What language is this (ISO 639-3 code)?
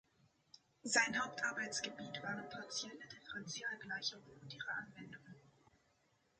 deu